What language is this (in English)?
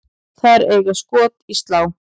Icelandic